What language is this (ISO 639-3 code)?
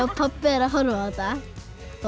isl